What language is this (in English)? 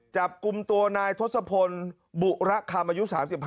Thai